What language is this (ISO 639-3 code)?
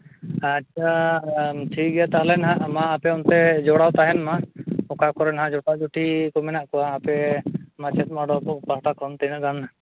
sat